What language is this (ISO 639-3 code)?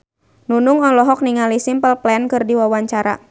sun